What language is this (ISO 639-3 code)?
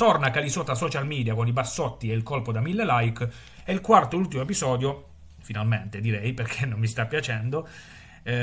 ita